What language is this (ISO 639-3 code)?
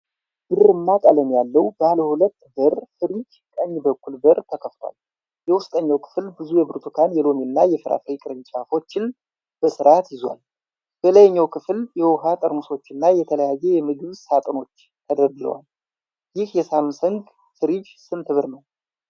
amh